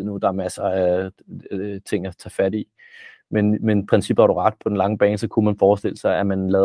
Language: Danish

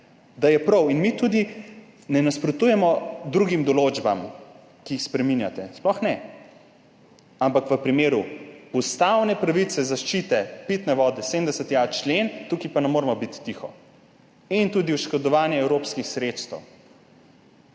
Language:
Slovenian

